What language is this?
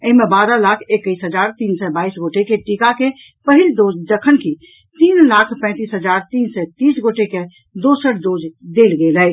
Maithili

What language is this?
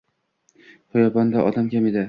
Uzbek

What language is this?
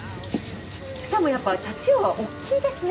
Japanese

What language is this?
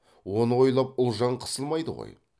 Kazakh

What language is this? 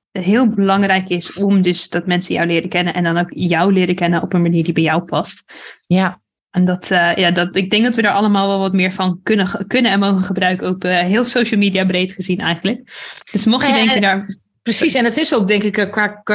Dutch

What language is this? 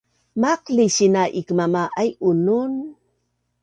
Bunun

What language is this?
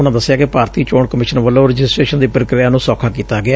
Punjabi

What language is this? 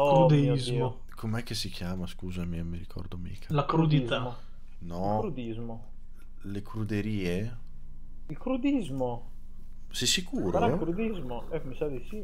Italian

